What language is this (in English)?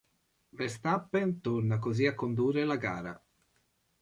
Italian